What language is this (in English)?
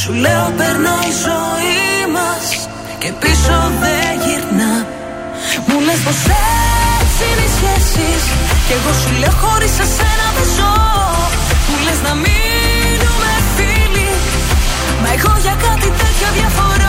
Greek